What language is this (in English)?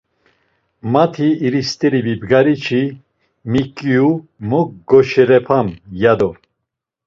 Laz